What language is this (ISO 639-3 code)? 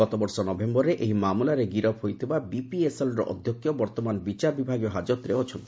ori